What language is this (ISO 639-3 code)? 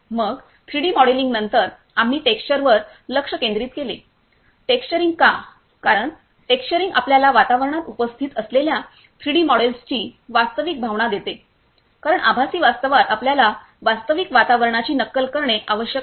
mar